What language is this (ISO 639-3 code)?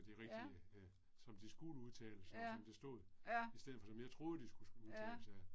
dan